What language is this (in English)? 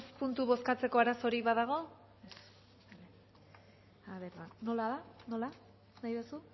Basque